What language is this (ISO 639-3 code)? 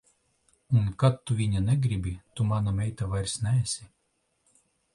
lav